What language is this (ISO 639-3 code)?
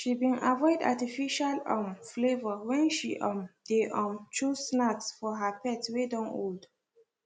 pcm